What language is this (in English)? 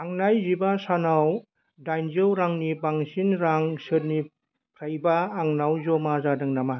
Bodo